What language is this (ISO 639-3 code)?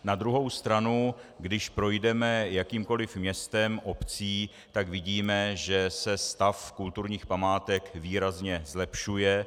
ces